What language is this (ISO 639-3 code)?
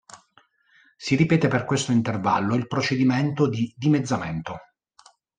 ita